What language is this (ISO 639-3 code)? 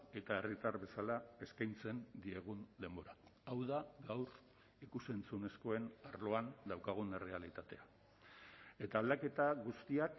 eus